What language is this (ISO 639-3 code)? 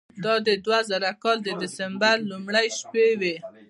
pus